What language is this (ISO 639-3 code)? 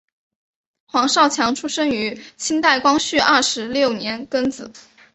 zho